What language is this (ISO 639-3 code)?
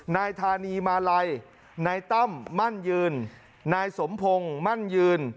tha